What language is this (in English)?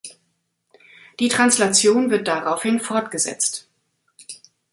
German